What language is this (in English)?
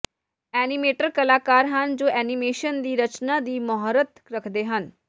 Punjabi